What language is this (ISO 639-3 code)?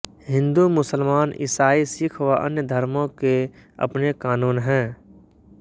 hin